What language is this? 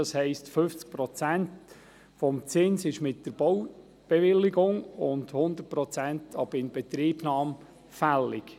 Swiss German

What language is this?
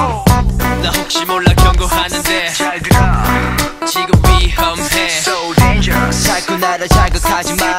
Korean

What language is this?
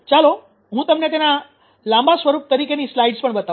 Gujarati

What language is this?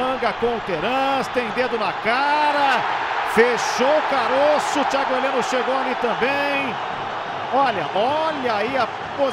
Portuguese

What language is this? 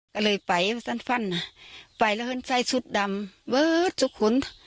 Thai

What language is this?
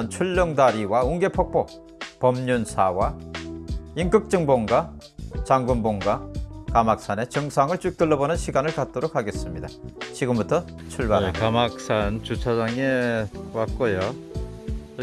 Korean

